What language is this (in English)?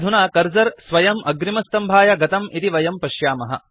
Sanskrit